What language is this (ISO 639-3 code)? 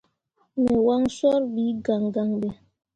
mua